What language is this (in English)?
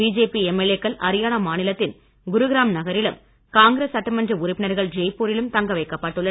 Tamil